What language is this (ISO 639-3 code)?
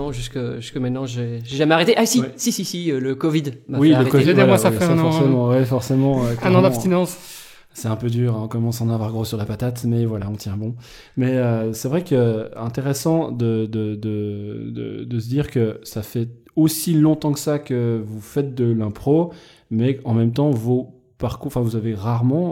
fra